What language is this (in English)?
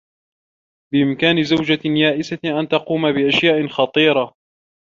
Arabic